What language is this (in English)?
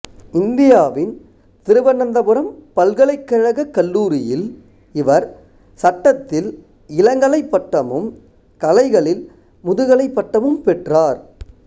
Tamil